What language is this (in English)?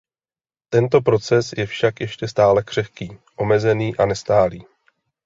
Czech